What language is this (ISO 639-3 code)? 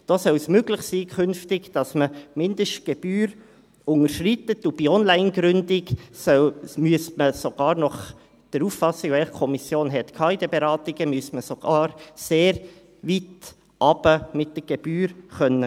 gsw